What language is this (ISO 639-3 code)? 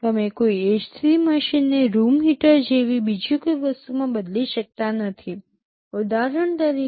guj